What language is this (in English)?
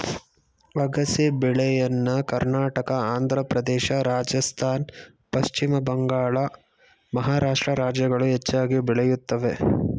Kannada